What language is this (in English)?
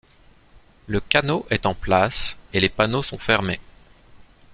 French